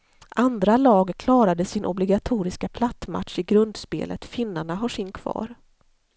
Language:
Swedish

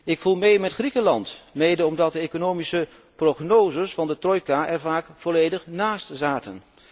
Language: Dutch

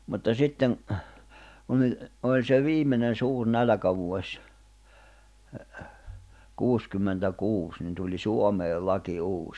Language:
Finnish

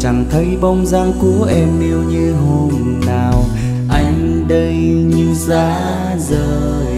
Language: Vietnamese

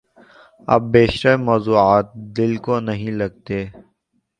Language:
Urdu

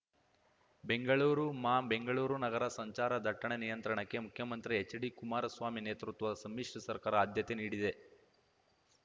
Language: Kannada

